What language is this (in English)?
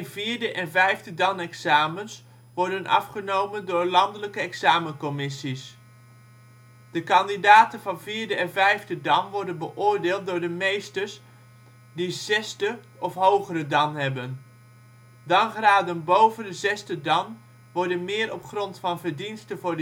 Dutch